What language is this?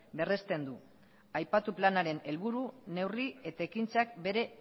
Basque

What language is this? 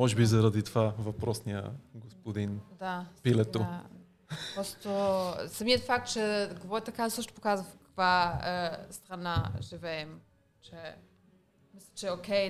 Bulgarian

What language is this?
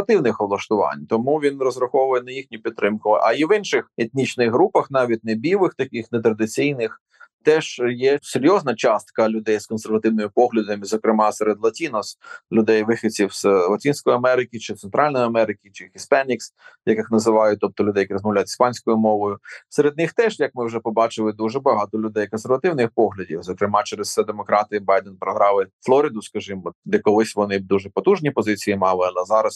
Ukrainian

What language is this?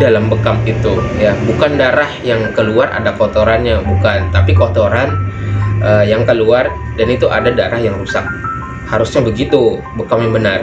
Indonesian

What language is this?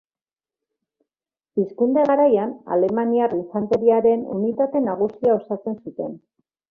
Basque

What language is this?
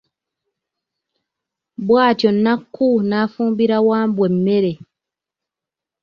Ganda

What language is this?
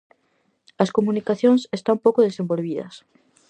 Galician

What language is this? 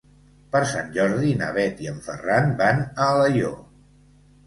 Catalan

